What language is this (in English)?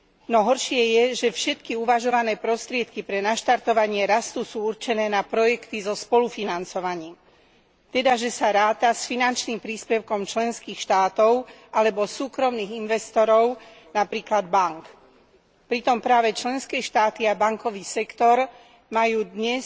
Slovak